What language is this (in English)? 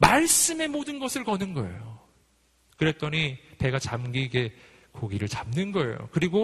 Korean